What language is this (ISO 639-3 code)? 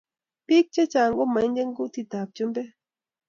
kln